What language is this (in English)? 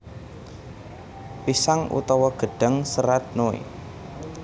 Javanese